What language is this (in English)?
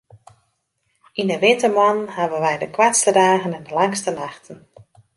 Western Frisian